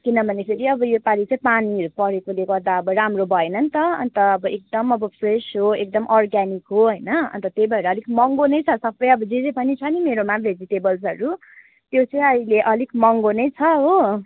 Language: Nepali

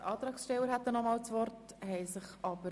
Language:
Swiss German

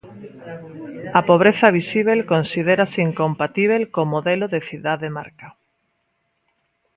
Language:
Galician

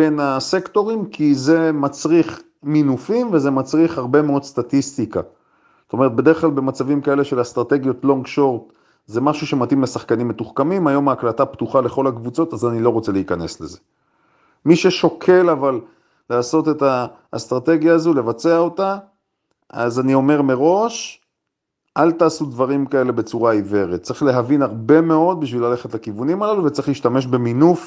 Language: Hebrew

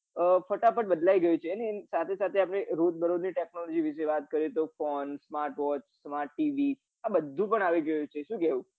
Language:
Gujarati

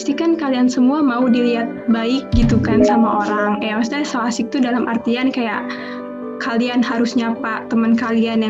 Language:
Indonesian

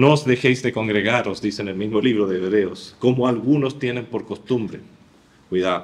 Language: Spanish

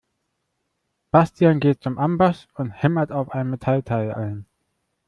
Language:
German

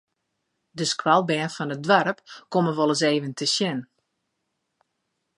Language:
Western Frisian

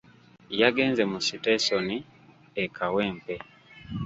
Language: Ganda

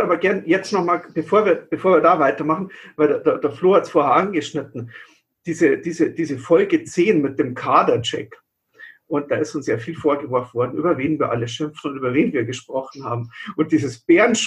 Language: German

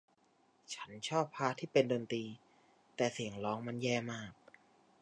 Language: Thai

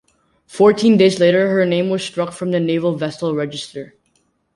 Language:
English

